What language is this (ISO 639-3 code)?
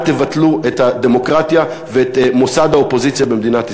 heb